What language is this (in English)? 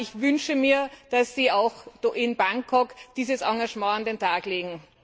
German